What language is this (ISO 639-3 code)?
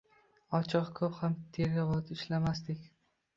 uzb